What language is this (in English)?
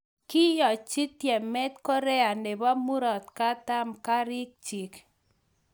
Kalenjin